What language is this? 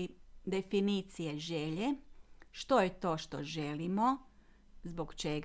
Croatian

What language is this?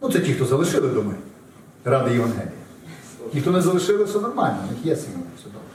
Ukrainian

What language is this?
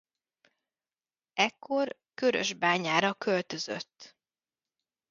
Hungarian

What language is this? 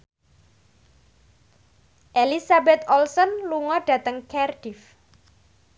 Javanese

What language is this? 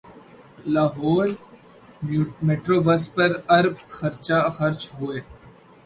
Urdu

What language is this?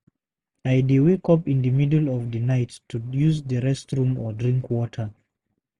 Nigerian Pidgin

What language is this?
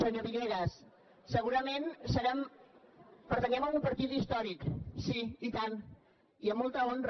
Catalan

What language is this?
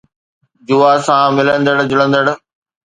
Sindhi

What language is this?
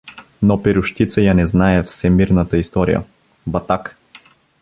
Bulgarian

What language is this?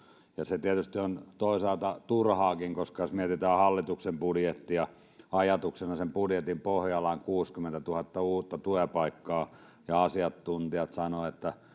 Finnish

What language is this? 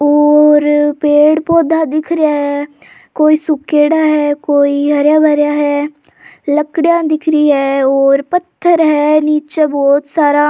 Rajasthani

